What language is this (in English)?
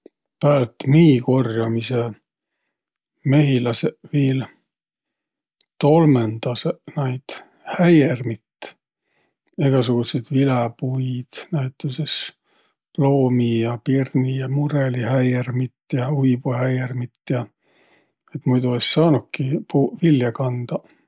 Võro